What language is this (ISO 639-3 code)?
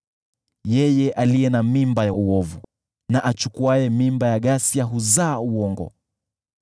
swa